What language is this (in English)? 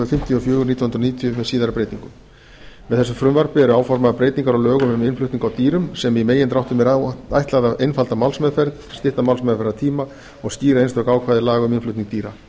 Icelandic